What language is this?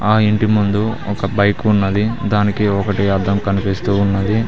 Telugu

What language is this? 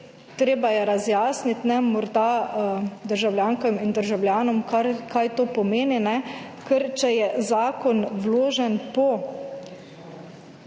Slovenian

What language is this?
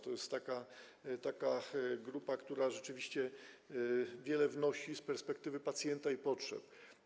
Polish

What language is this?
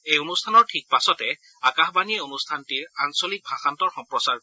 Assamese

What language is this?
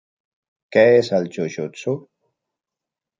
Catalan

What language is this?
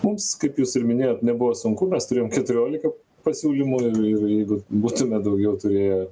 Lithuanian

